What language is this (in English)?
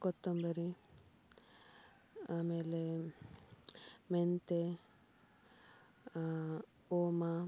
Kannada